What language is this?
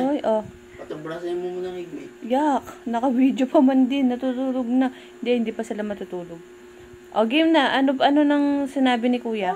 Filipino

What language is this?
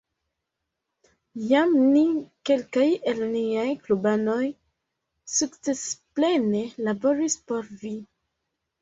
Esperanto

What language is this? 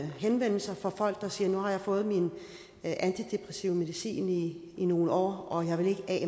Danish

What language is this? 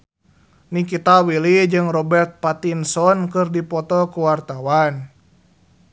Sundanese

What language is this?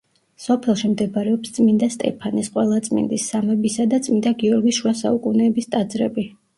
Georgian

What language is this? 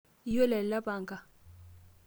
Masai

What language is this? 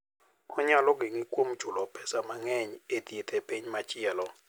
Luo (Kenya and Tanzania)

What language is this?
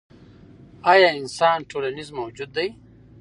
Pashto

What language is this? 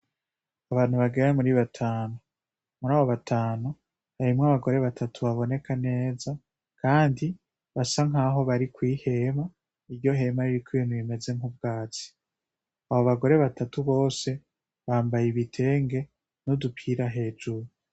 Rundi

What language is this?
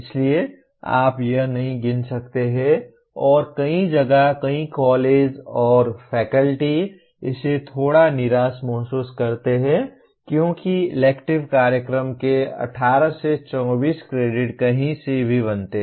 Hindi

